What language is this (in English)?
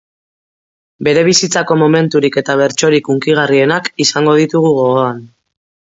Basque